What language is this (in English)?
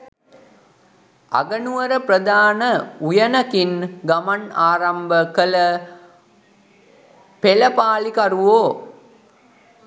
Sinhala